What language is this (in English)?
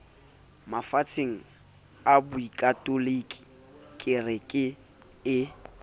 Southern Sotho